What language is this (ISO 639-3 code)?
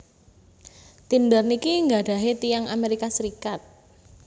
jav